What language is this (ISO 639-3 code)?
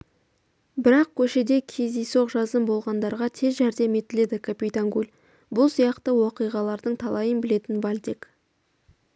kaz